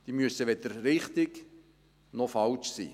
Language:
Swiss German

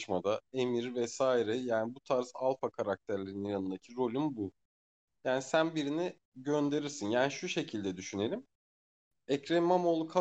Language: Turkish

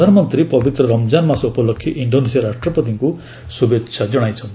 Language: Odia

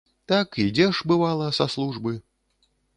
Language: Belarusian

